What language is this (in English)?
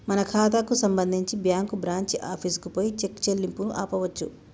Telugu